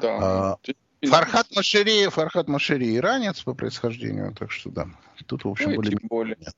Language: Russian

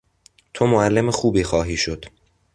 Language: Persian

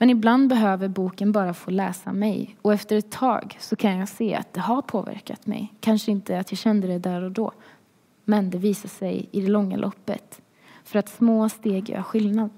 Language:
Swedish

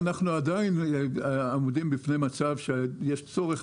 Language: Hebrew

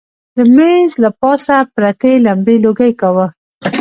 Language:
Pashto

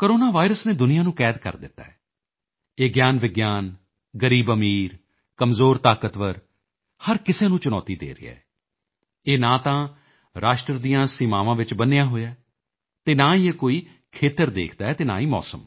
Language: Punjabi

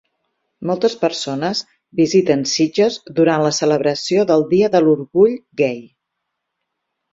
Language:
Catalan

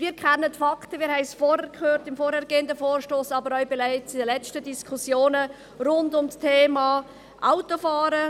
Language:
Swiss German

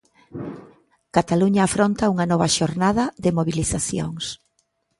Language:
Galician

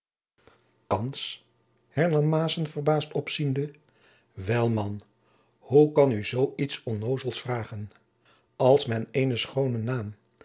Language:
Dutch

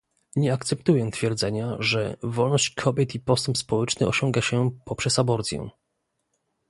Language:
Polish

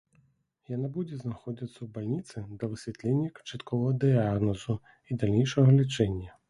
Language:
Belarusian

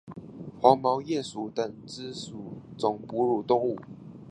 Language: Chinese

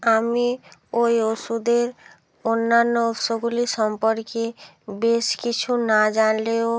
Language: Bangla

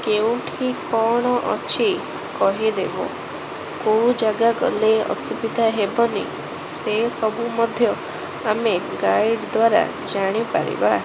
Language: Odia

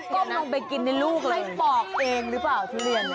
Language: Thai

